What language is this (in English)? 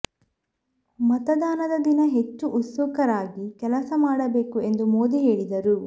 Kannada